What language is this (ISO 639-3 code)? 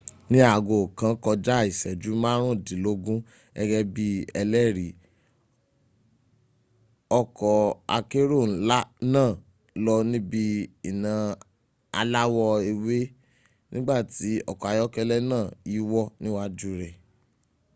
yor